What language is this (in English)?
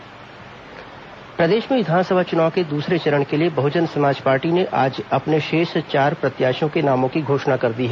Hindi